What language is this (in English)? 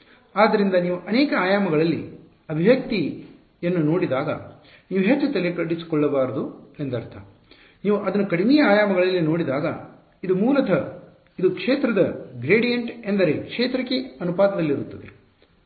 Kannada